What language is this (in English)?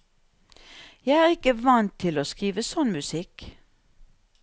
Norwegian